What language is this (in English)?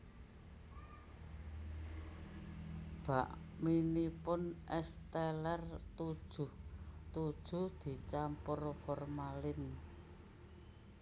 Javanese